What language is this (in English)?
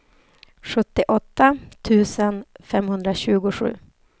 Swedish